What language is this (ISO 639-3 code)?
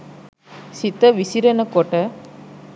sin